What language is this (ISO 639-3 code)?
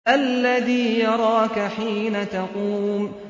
ara